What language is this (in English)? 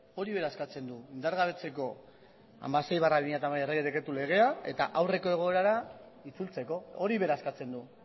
Basque